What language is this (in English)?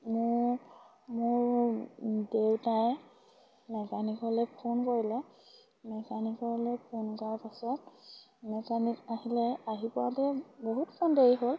Assamese